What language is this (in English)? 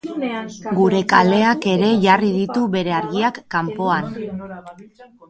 Basque